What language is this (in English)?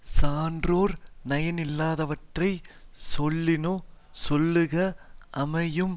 Tamil